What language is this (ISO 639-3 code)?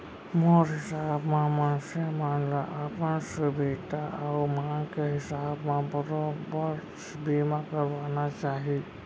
hne